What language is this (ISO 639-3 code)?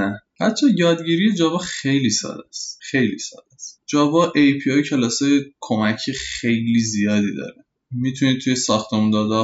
fas